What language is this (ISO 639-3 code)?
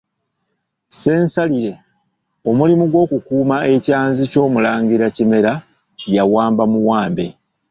lug